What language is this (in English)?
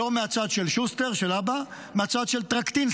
Hebrew